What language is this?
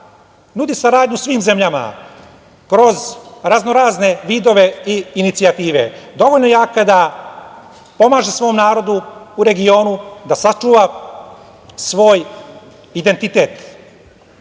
Serbian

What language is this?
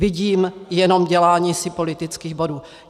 Czech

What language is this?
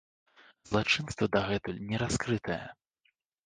Belarusian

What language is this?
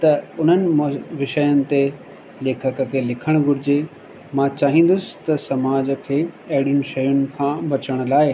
Sindhi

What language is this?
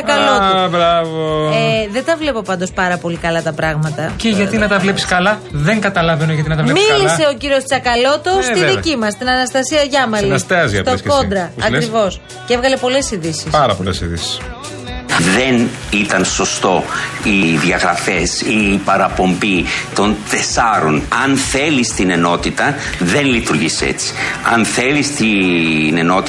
Greek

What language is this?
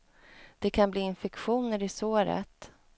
Swedish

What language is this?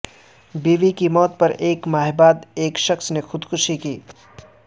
Urdu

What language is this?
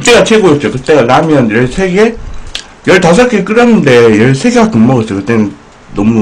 Korean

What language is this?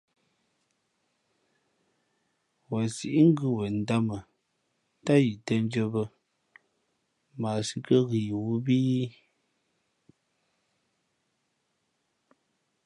Fe'fe'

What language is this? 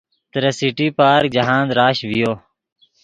Yidgha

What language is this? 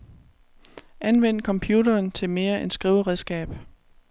Danish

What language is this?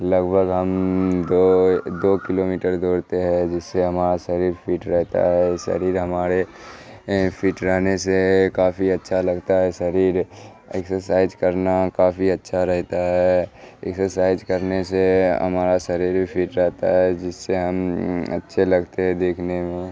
Urdu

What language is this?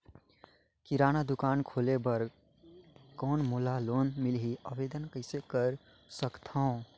Chhattisgarhi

